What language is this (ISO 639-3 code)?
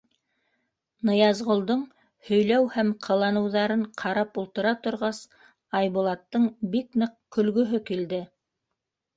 bak